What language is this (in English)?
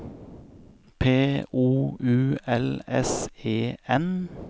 Norwegian